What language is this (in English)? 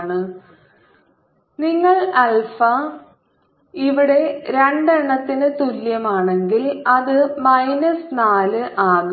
Malayalam